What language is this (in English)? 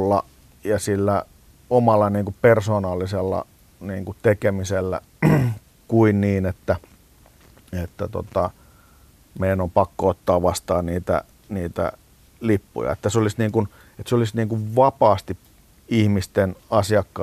Finnish